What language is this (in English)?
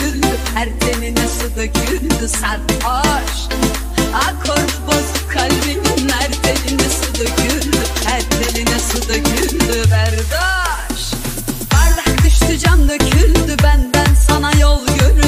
Turkish